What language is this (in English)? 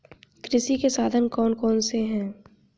Hindi